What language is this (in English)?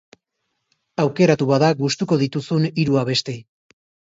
Basque